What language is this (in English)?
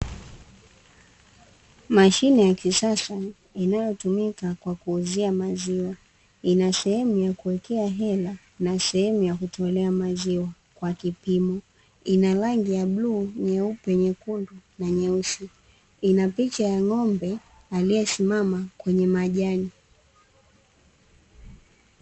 Swahili